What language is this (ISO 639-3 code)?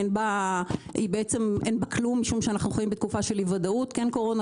heb